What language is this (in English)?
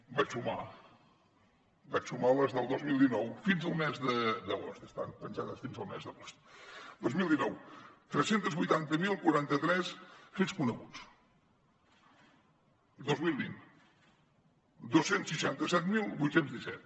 Catalan